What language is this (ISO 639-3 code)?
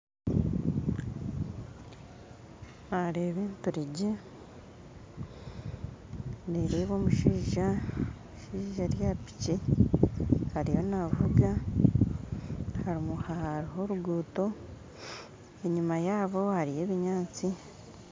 nyn